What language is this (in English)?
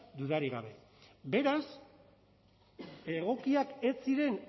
Basque